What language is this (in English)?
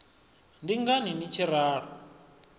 Venda